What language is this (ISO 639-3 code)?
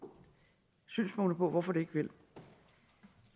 dan